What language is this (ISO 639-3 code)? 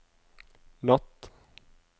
nor